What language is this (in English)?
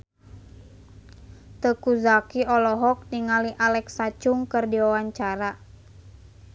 Sundanese